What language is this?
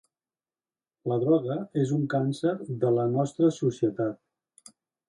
Catalan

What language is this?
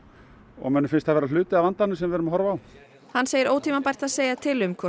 Icelandic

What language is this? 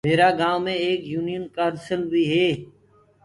Gurgula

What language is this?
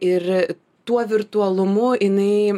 Lithuanian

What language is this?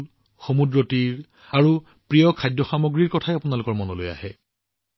Assamese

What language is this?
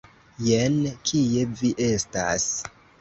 Esperanto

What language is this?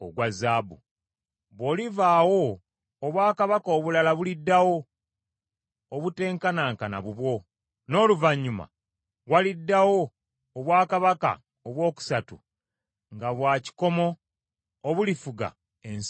Ganda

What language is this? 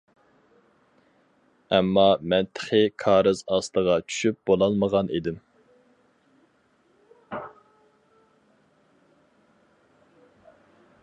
Uyghur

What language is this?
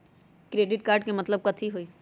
Magahi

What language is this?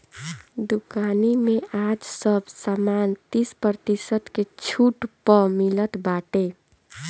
Bhojpuri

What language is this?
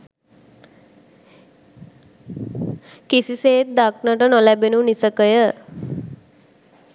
Sinhala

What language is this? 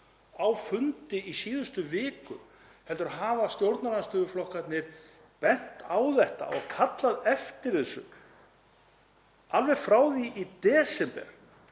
Icelandic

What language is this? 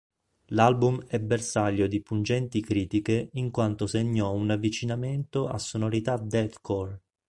Italian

